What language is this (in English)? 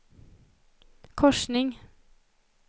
Swedish